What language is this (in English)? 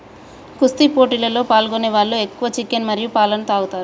Telugu